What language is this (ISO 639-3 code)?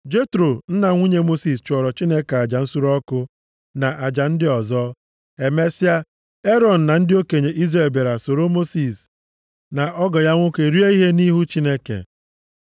ibo